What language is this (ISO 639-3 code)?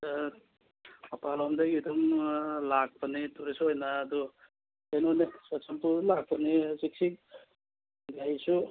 mni